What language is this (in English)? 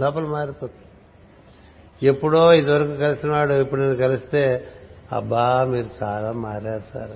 Telugu